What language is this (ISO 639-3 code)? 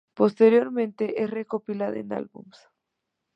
spa